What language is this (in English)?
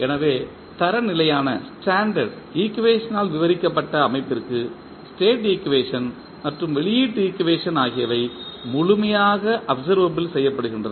Tamil